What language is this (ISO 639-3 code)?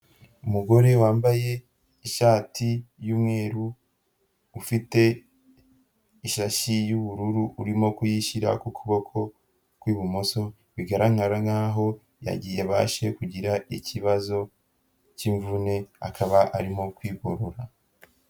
kin